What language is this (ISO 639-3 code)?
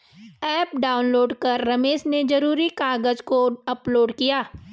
hin